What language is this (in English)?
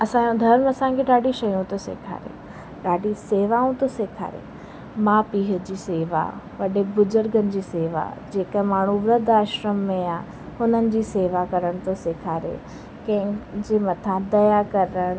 Sindhi